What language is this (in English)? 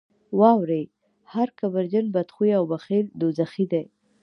Pashto